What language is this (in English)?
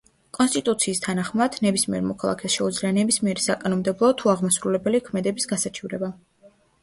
Georgian